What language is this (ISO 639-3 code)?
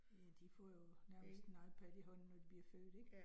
dan